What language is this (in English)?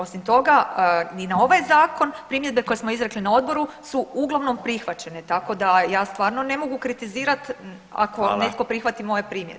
Croatian